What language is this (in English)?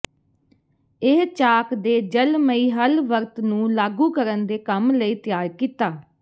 Punjabi